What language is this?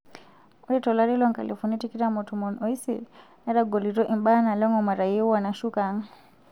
Masai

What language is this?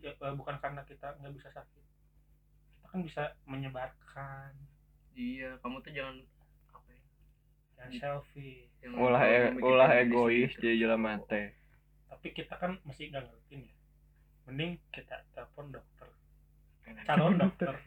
Indonesian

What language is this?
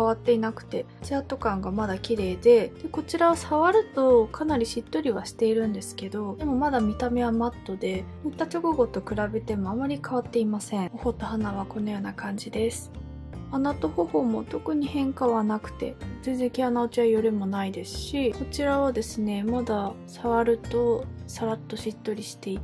Japanese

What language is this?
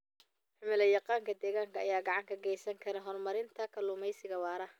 Somali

